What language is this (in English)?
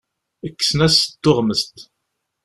Kabyle